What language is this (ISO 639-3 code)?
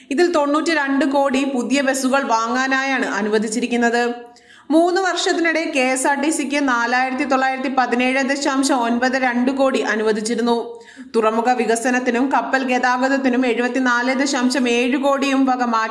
mal